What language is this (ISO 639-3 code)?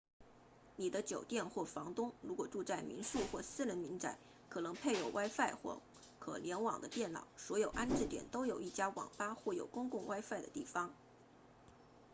zho